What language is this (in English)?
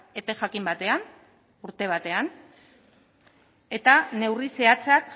Basque